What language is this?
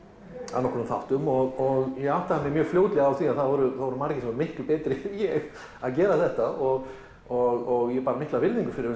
Icelandic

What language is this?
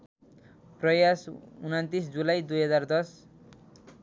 Nepali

